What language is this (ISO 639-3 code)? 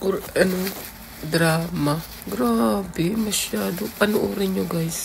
fil